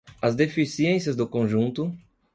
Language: Portuguese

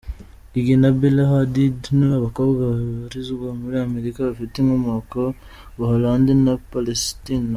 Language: Kinyarwanda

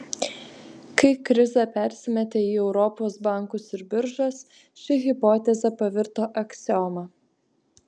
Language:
Lithuanian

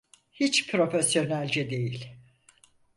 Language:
Turkish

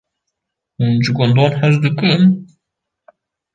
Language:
Kurdish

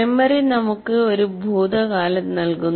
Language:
Malayalam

